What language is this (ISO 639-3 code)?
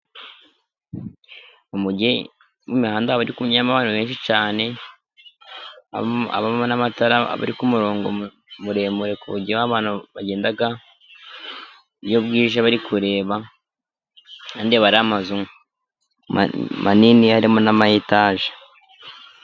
kin